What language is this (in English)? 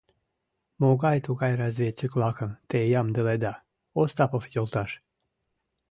Mari